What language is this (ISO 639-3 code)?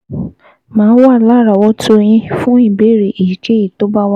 yor